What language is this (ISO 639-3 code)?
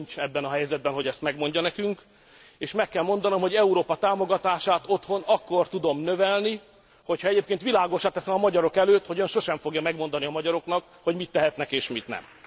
hun